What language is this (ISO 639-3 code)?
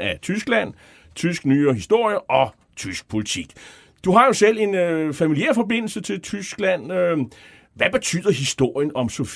dan